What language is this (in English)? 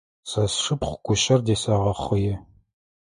Adyghe